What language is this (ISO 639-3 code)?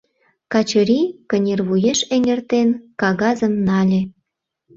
chm